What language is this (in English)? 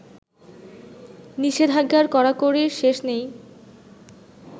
Bangla